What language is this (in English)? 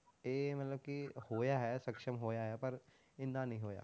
Punjabi